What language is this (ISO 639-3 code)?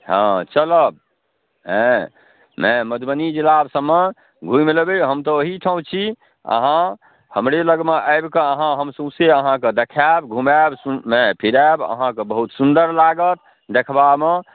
mai